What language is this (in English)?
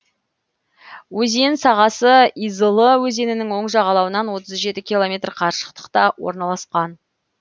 Kazakh